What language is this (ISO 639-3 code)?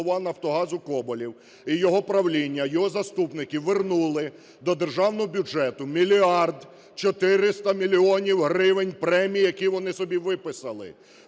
ukr